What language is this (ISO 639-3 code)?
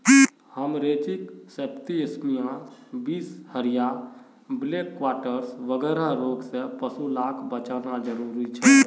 mag